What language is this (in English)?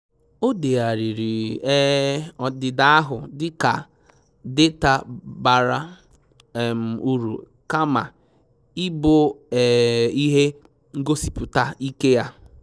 Igbo